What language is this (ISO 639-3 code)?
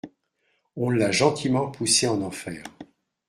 fra